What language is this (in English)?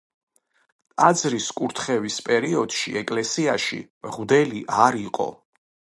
Georgian